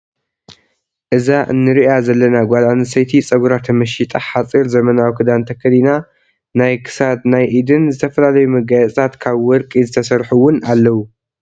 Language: Tigrinya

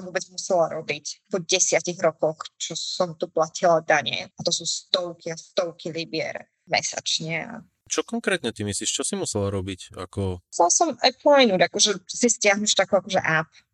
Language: Slovak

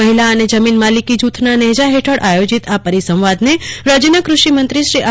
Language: Gujarati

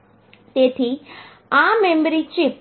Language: Gujarati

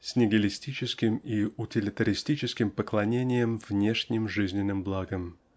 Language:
Russian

